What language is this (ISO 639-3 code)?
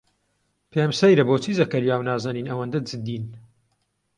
ckb